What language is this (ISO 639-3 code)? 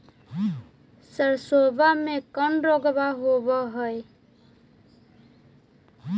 mag